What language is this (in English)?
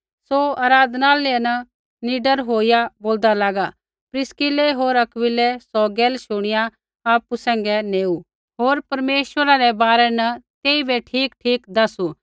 Kullu Pahari